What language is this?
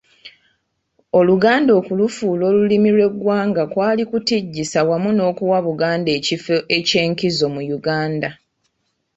Ganda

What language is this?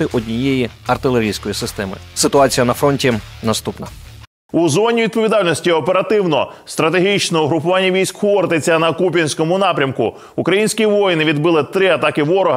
Ukrainian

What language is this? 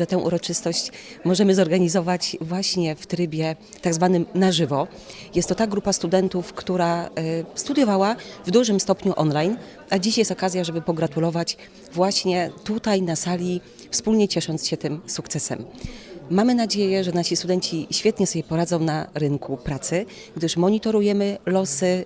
Polish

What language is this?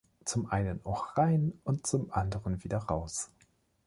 German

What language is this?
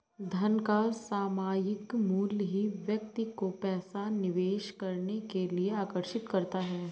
Hindi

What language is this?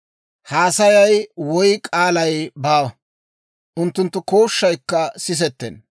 Dawro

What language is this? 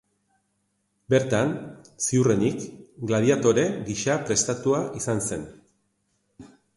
Basque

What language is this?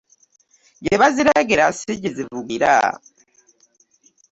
Ganda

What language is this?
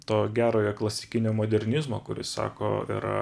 Lithuanian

